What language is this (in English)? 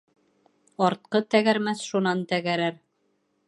Bashkir